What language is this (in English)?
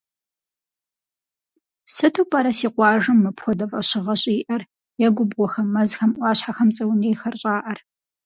Kabardian